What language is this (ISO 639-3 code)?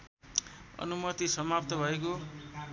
nep